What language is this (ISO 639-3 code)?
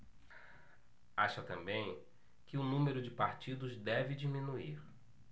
por